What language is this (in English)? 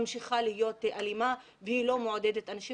Hebrew